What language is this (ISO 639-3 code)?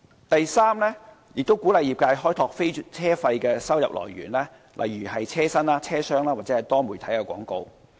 yue